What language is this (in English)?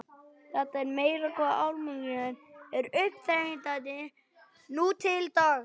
Icelandic